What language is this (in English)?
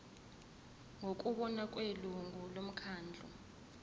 Zulu